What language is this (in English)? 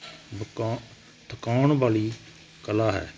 Punjabi